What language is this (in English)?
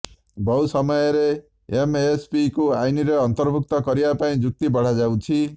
Odia